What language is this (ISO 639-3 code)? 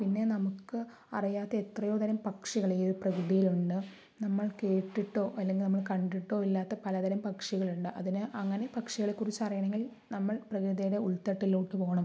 mal